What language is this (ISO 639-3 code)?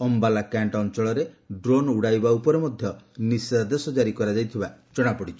ori